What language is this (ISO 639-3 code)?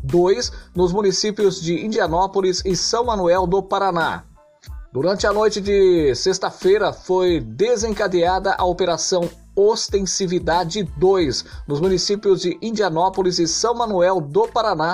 por